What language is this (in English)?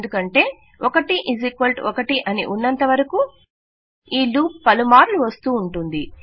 Telugu